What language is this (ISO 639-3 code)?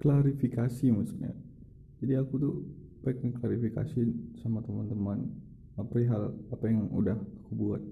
ind